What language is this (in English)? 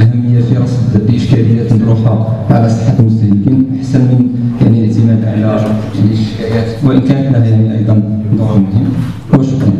Arabic